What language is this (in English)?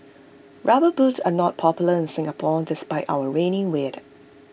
English